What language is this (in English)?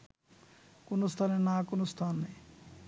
Bangla